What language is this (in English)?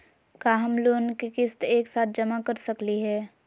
Magahi